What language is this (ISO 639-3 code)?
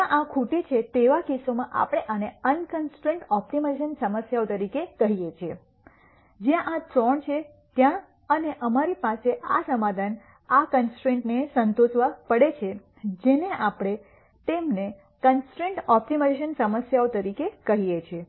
guj